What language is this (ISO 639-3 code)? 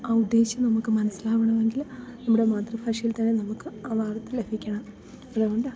mal